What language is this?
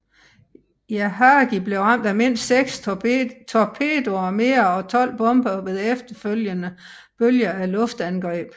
Danish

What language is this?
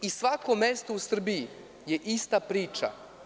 Serbian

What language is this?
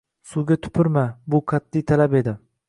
Uzbek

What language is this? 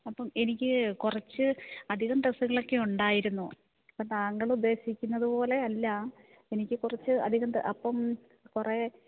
Malayalam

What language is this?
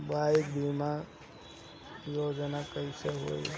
Bhojpuri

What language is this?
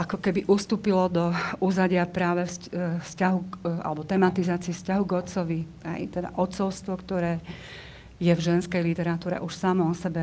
Slovak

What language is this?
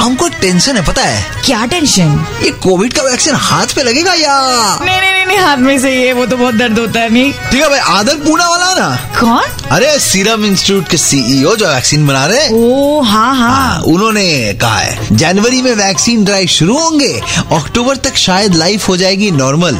Hindi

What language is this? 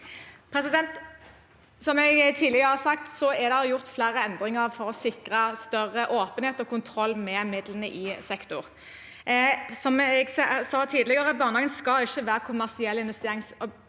Norwegian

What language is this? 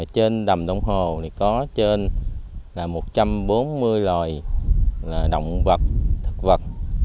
Vietnamese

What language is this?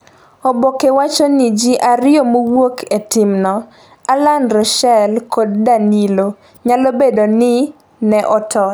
Luo (Kenya and Tanzania)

